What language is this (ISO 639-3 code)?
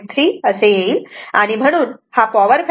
mar